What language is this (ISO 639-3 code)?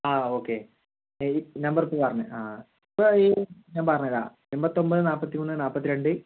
mal